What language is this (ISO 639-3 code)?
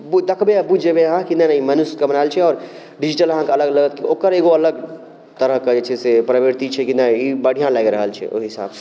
mai